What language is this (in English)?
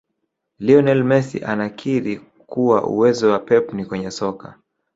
Swahili